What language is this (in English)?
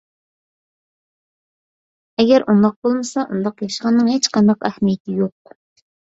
Uyghur